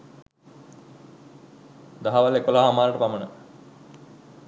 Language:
Sinhala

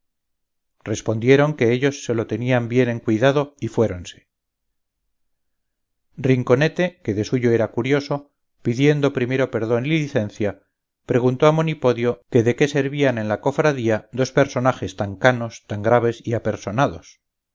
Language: Spanish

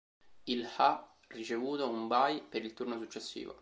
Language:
Italian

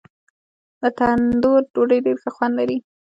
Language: Pashto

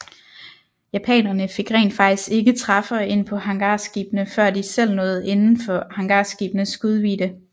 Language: Danish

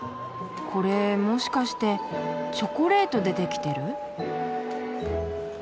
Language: Japanese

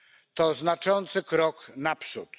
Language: Polish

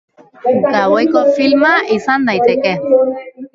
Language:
Basque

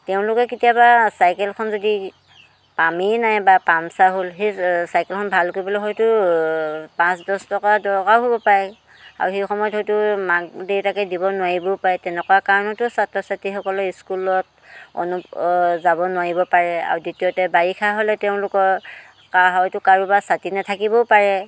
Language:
Assamese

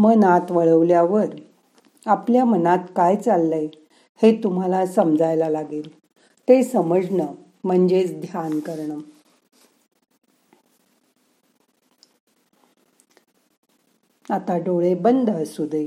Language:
Marathi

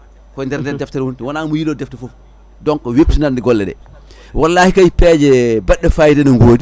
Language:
Fula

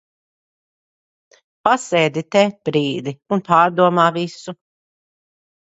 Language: Latvian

